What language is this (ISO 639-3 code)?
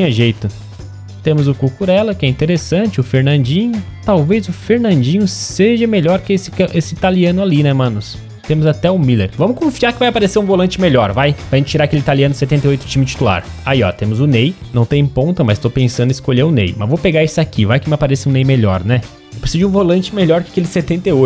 por